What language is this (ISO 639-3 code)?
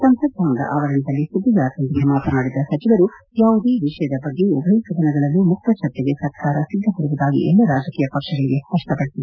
kan